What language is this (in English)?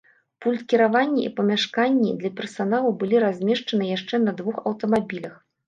Belarusian